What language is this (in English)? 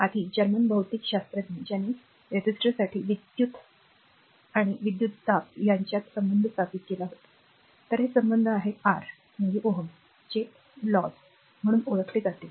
Marathi